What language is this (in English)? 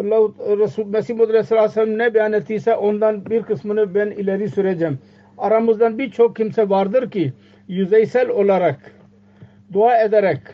Turkish